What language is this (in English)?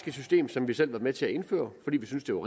Danish